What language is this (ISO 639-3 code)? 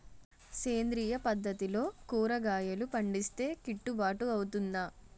tel